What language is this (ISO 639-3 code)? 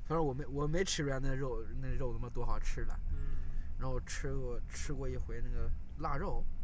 zho